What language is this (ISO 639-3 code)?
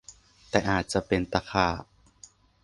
tha